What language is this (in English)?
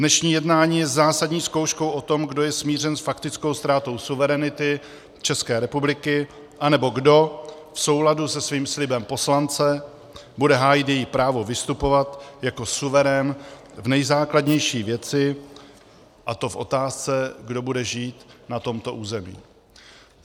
Czech